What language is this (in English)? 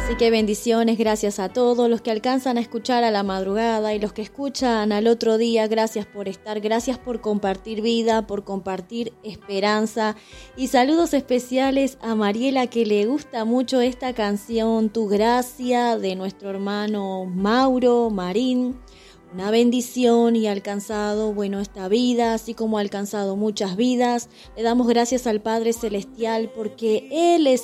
Spanish